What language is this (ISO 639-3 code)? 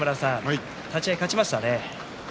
jpn